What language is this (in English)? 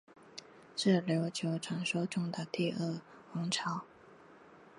Chinese